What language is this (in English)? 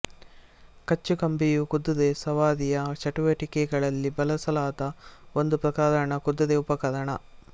Kannada